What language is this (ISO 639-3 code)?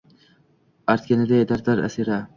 uzb